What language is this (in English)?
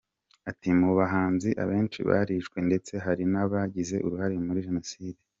Kinyarwanda